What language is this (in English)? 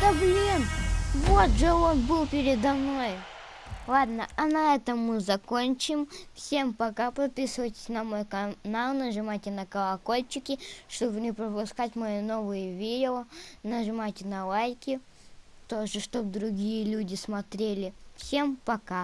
Russian